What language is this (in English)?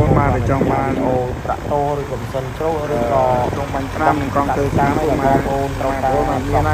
Thai